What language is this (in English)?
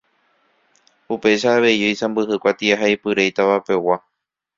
Guarani